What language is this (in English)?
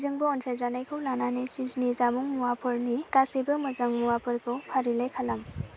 Bodo